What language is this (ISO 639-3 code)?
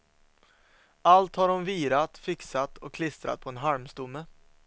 swe